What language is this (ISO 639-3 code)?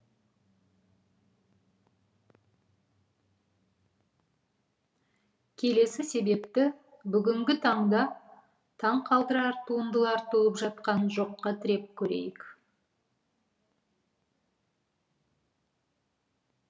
kaz